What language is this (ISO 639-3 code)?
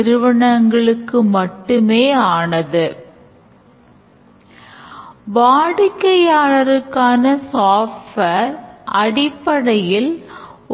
tam